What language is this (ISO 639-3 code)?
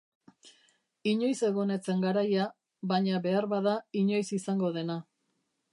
eus